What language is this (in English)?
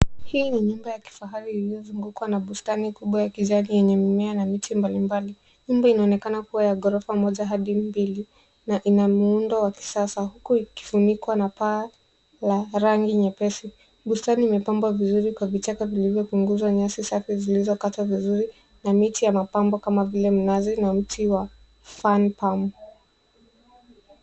Swahili